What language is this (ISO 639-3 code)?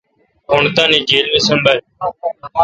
xka